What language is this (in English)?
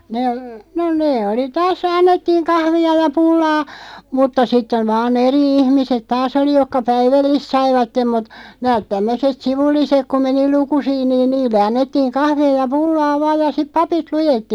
Finnish